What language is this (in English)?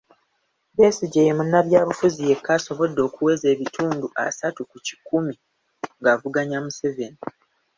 Ganda